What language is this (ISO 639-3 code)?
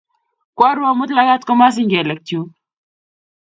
kln